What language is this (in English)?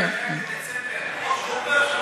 Hebrew